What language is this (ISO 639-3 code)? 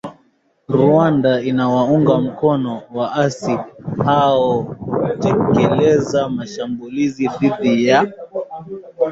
swa